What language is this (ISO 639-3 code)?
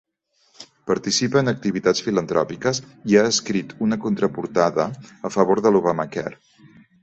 cat